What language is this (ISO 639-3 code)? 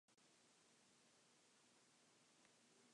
eng